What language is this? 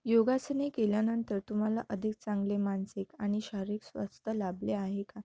Marathi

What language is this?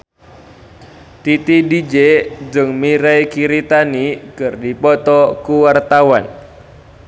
Sundanese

